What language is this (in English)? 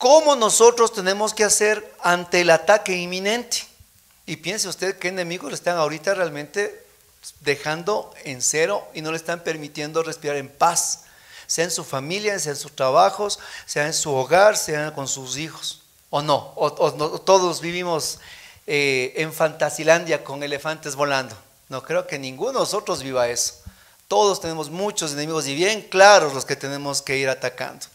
Spanish